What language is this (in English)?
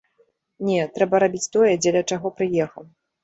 Belarusian